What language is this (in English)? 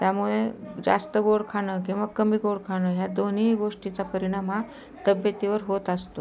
Marathi